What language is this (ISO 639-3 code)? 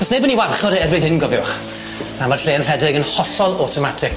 cym